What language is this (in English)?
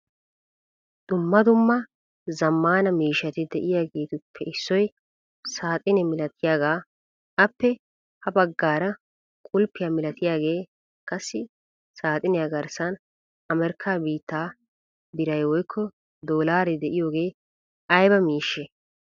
Wolaytta